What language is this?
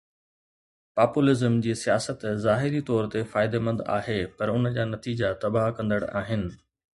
Sindhi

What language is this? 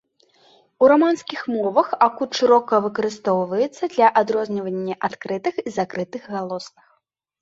Belarusian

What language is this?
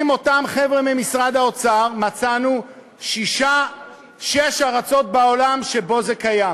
Hebrew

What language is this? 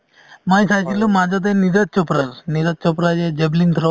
Assamese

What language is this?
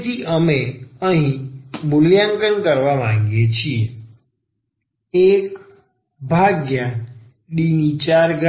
Gujarati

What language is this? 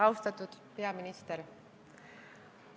Estonian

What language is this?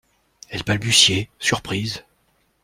French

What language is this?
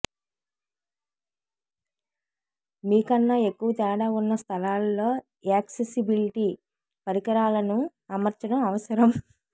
Telugu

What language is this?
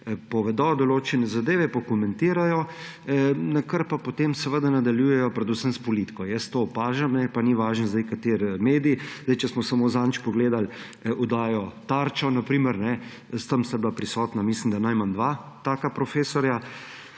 Slovenian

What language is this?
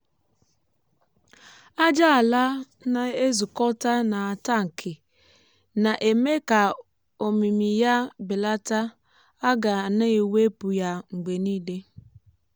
Igbo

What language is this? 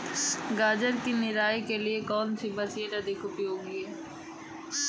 Hindi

